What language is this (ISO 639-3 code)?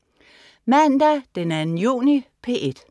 dan